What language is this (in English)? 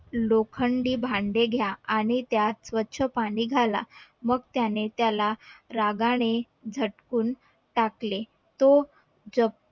Marathi